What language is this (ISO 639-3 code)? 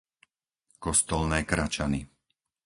slk